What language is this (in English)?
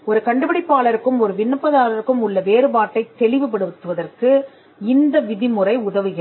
Tamil